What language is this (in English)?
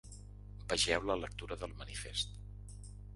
Catalan